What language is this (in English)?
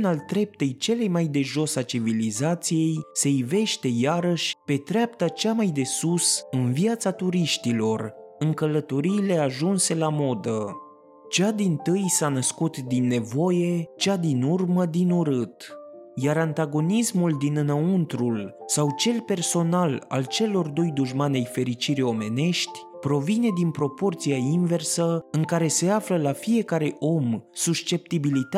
Romanian